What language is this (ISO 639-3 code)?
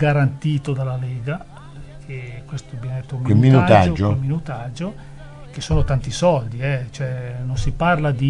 ita